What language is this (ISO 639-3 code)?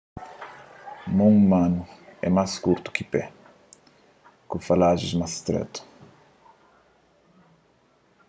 kea